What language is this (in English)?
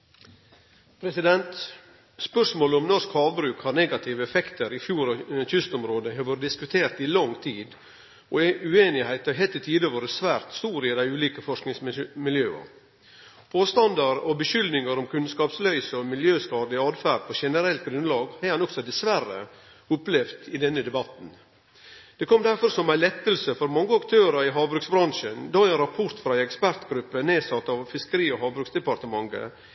Norwegian Nynorsk